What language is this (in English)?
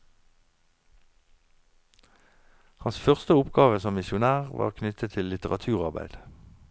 Norwegian